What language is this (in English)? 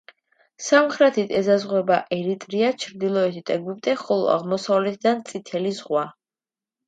Georgian